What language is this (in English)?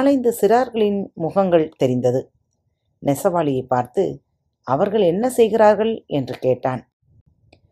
Tamil